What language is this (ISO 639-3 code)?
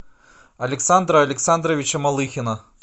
rus